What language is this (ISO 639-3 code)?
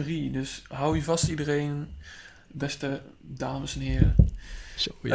nld